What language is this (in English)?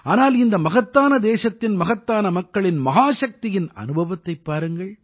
Tamil